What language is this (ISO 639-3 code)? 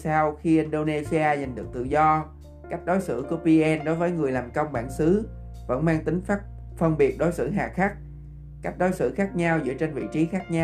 vie